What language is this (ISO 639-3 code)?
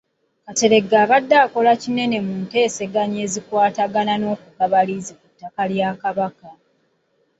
lug